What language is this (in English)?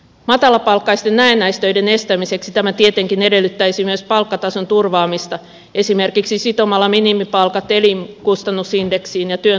Finnish